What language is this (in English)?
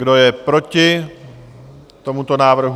Czech